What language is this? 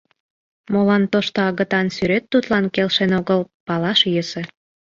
Mari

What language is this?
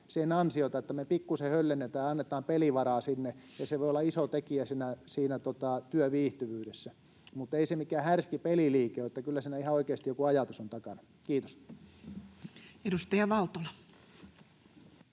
Finnish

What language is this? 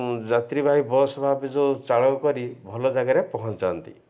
Odia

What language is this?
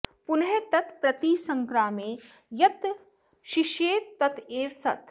Sanskrit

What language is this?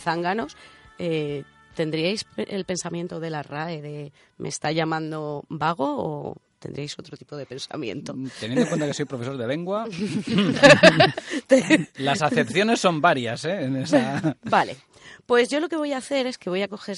Spanish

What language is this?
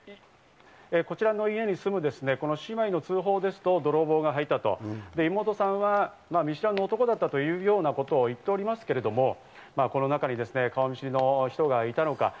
Japanese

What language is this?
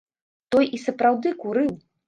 Belarusian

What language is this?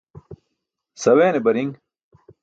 Burushaski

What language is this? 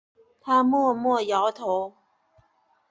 Chinese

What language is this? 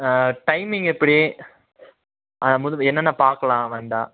Tamil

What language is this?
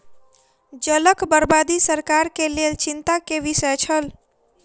Maithili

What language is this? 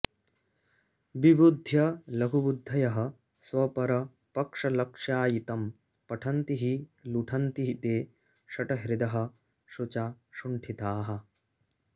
Sanskrit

